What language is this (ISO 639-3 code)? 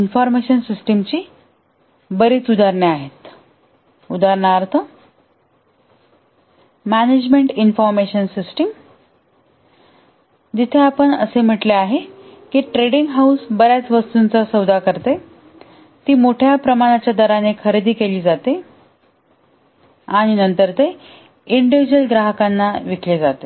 mar